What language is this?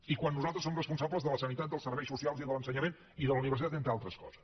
Catalan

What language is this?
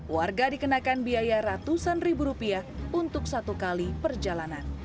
Indonesian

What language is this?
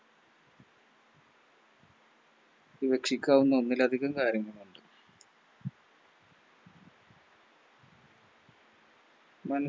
Malayalam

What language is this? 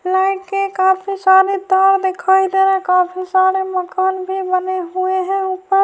Urdu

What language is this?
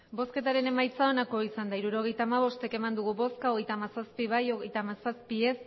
Basque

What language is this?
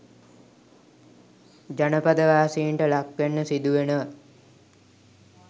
Sinhala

